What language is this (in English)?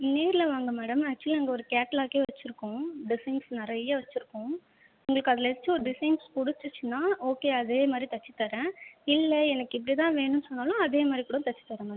Tamil